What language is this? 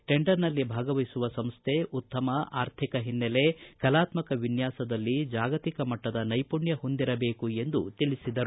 Kannada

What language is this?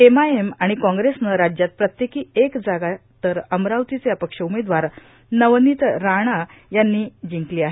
Marathi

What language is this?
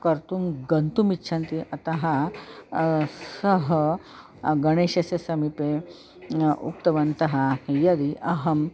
Sanskrit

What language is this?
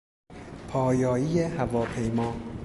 Persian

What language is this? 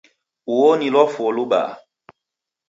Taita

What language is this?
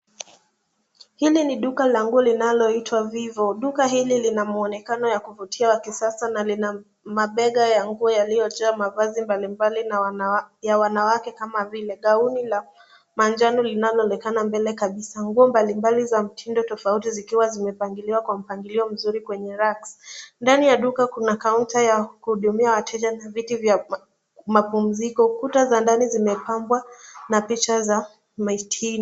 Swahili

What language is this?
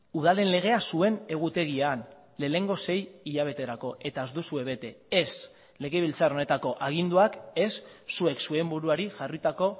Basque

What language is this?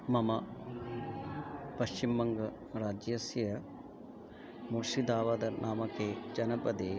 Sanskrit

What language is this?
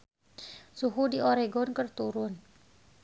Sundanese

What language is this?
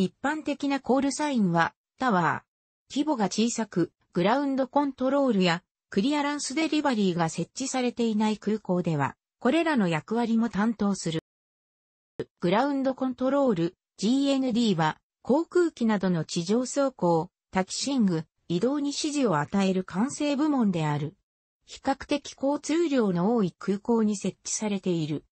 Japanese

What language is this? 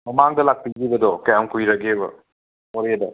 Manipuri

